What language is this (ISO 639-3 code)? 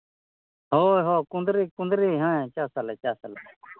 sat